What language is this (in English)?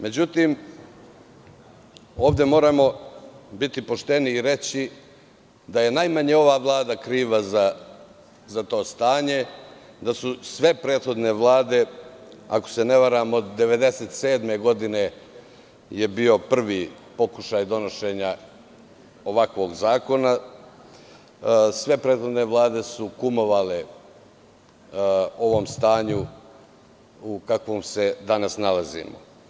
Serbian